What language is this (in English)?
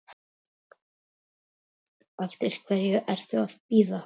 Icelandic